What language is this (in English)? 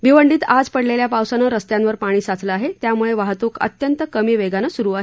Marathi